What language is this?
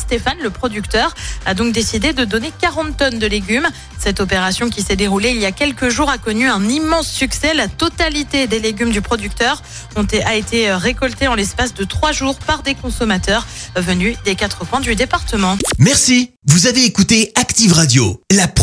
French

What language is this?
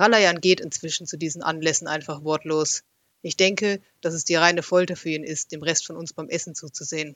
German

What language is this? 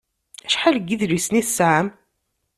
Kabyle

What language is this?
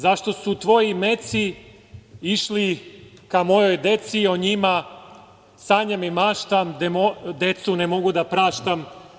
Serbian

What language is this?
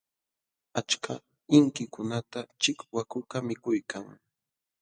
Jauja Wanca Quechua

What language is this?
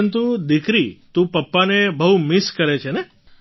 Gujarati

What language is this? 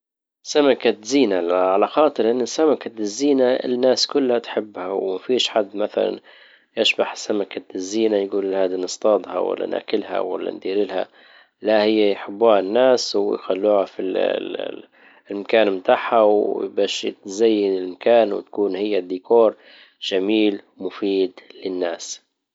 Libyan Arabic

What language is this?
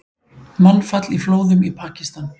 Icelandic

